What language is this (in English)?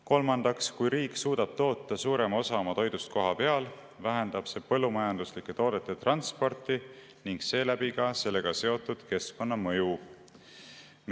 Estonian